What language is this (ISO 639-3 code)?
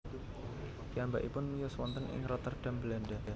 jav